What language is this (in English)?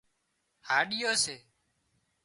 Wadiyara Koli